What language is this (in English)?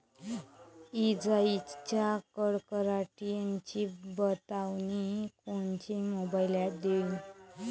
Marathi